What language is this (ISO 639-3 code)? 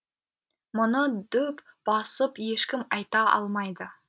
kaz